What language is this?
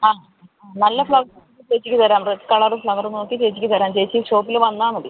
Malayalam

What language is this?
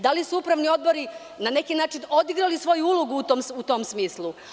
Serbian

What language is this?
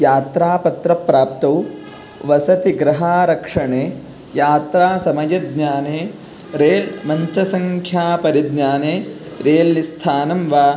Sanskrit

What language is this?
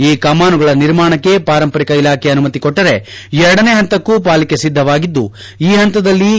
Kannada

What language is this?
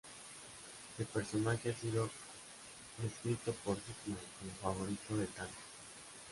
Spanish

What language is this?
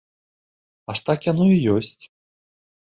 Belarusian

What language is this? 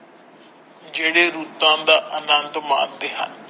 Punjabi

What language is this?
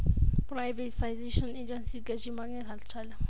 Amharic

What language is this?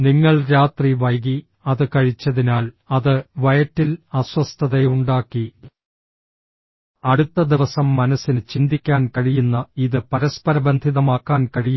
Malayalam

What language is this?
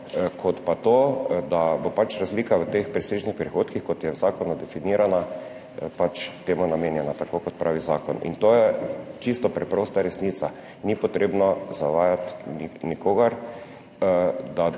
Slovenian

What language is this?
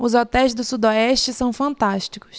Portuguese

